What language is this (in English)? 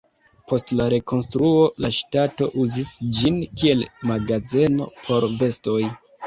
Esperanto